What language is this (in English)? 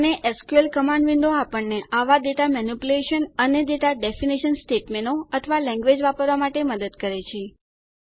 Gujarati